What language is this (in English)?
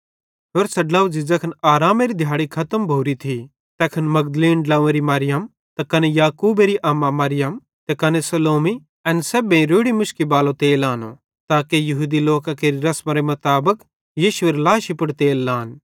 Bhadrawahi